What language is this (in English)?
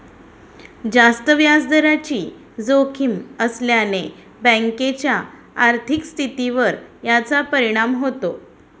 Marathi